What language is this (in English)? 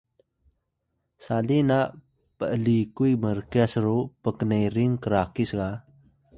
Atayal